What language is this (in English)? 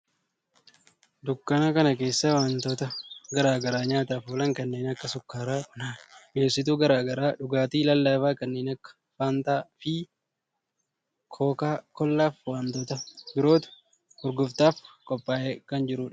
Oromo